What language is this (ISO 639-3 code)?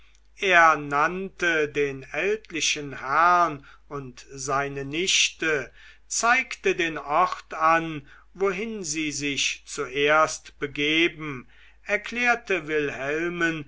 deu